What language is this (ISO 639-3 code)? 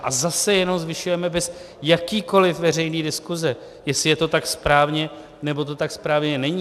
ces